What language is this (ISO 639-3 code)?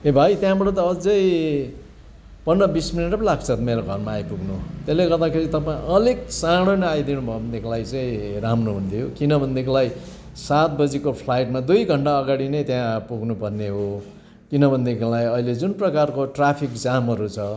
nep